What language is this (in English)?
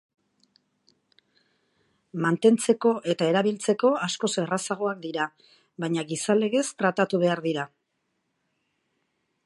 Basque